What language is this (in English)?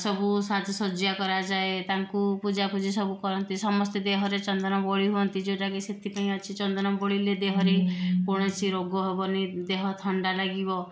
Odia